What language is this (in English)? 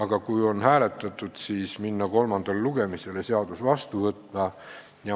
Estonian